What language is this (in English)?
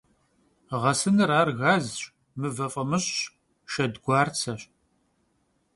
Kabardian